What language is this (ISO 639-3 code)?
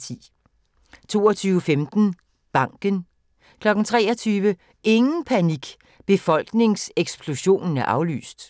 dan